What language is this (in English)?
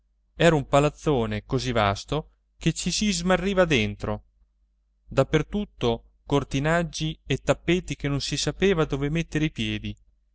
Italian